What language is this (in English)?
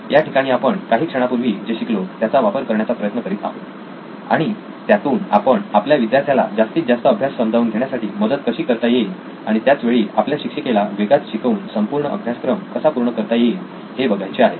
Marathi